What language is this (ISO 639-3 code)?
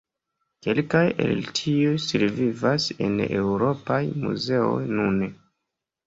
epo